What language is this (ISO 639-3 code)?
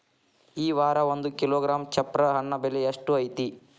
kan